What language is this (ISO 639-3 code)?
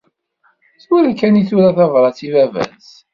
kab